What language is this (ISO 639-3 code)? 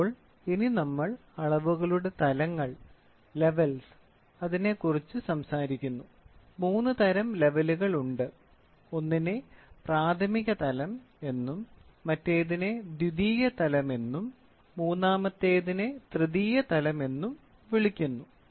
mal